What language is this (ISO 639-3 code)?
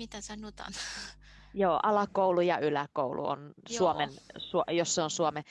fin